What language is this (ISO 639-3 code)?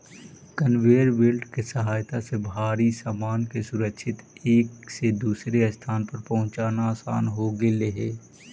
mag